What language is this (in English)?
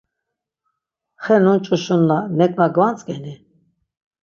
Laz